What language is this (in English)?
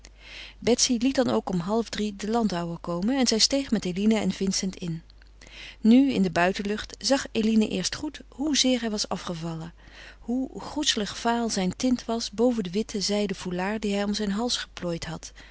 Dutch